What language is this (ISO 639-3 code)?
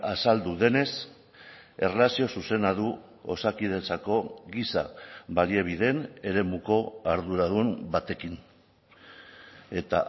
eus